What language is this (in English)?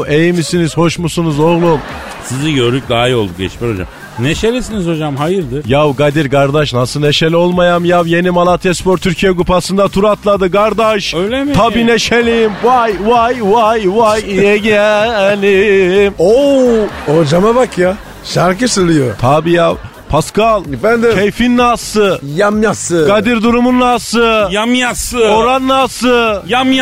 Turkish